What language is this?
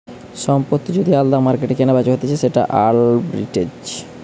Bangla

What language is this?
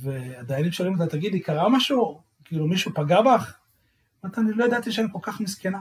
Hebrew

